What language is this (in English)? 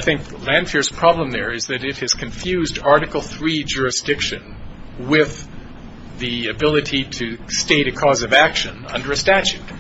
English